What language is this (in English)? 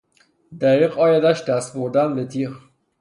Persian